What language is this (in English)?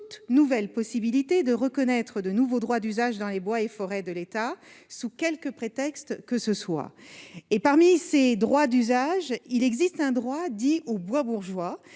French